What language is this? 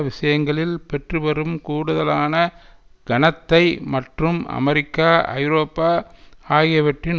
Tamil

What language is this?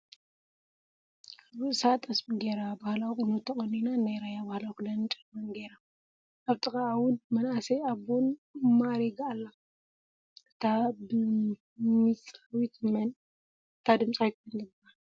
Tigrinya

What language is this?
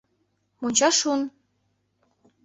Mari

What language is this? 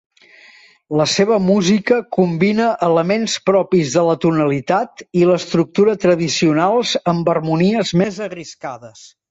Catalan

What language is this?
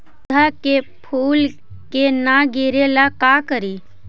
Magahi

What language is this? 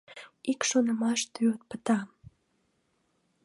Mari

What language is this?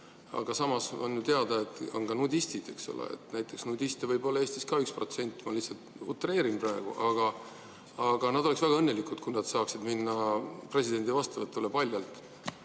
Estonian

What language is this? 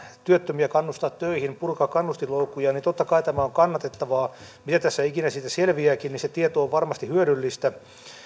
Finnish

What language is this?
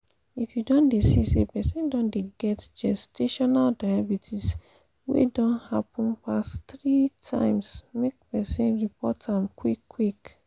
Nigerian Pidgin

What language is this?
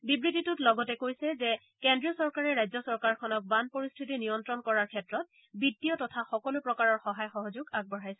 Assamese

